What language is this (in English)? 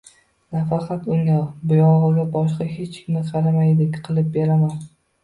Uzbek